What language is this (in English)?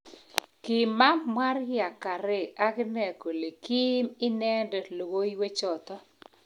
Kalenjin